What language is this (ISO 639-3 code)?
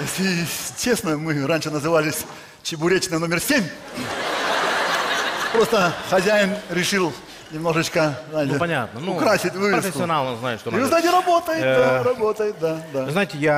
rus